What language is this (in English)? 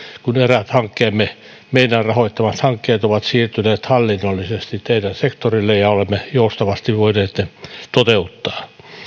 Finnish